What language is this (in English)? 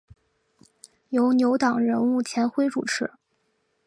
Chinese